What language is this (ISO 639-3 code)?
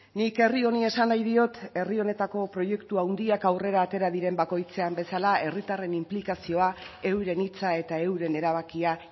eus